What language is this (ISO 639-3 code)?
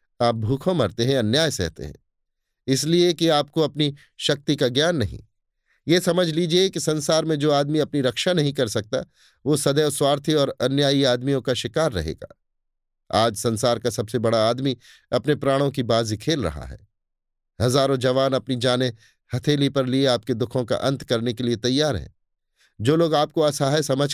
hin